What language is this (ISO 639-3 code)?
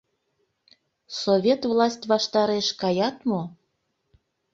chm